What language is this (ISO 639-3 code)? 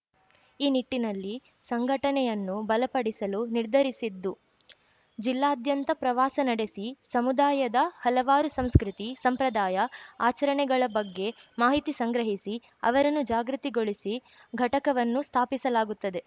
kan